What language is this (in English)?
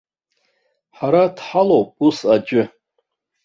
Abkhazian